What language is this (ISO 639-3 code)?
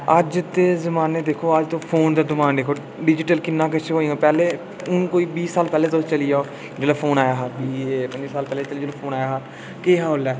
doi